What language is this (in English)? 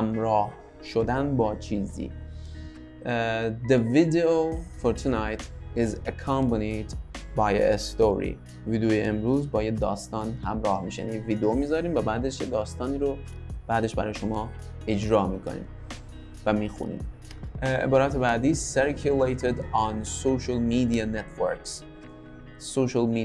Persian